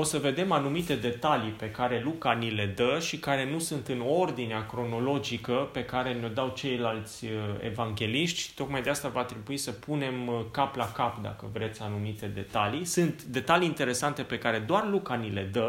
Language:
Romanian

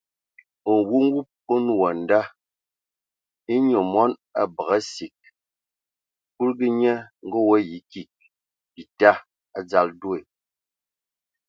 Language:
Ewondo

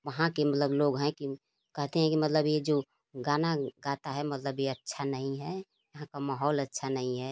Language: Hindi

